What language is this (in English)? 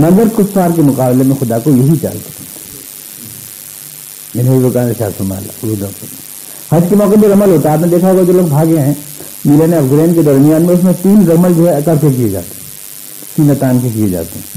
Urdu